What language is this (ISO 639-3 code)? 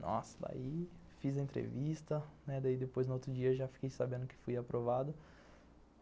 por